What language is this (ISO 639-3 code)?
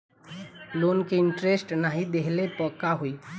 bho